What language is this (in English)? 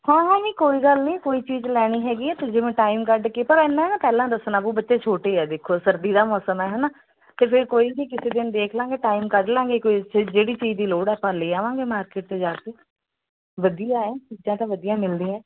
Punjabi